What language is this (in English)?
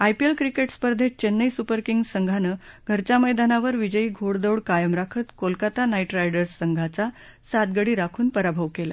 Marathi